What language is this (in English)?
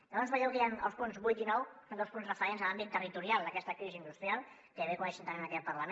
Catalan